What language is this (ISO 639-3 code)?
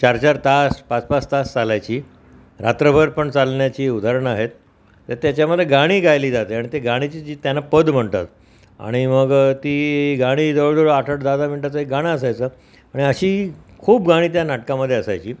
mar